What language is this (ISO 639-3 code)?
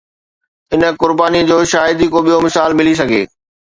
snd